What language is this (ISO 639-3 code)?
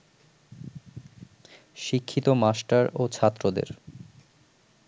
ben